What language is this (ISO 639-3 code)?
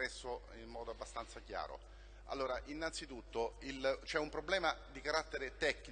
ita